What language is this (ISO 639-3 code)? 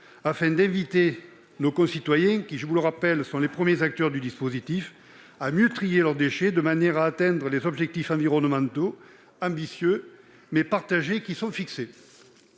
fra